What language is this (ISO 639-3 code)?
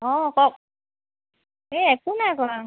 asm